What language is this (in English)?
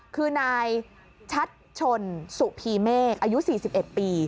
Thai